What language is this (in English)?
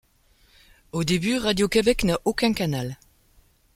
French